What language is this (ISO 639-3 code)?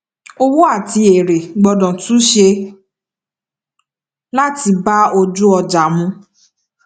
yor